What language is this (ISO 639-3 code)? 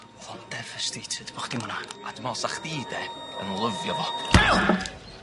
cym